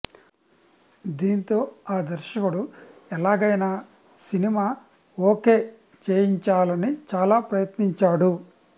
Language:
Telugu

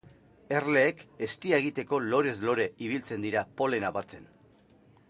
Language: Basque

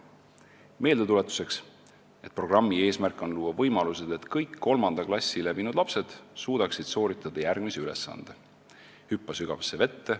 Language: Estonian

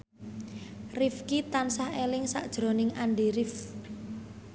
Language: Javanese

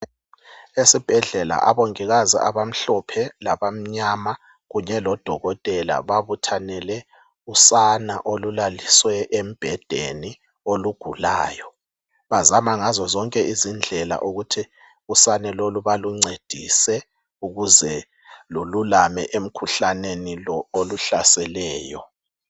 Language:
North Ndebele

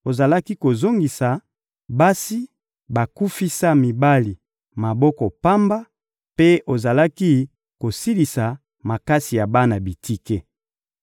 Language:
Lingala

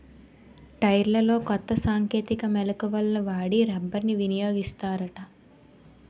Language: Telugu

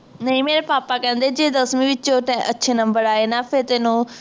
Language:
Punjabi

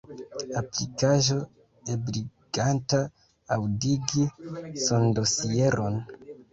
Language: Esperanto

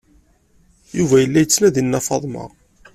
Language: Kabyle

